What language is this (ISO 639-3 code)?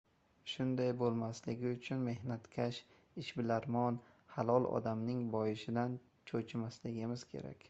uzb